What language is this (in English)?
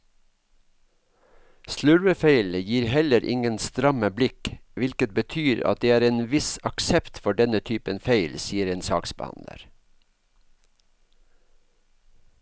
Norwegian